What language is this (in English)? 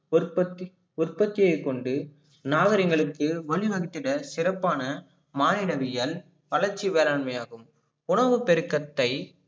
Tamil